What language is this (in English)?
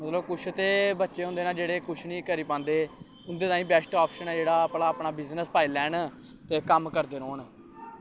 Dogri